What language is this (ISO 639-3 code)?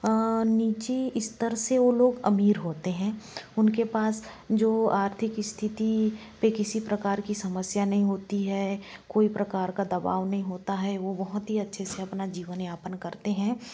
hin